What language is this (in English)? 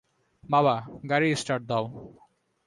Bangla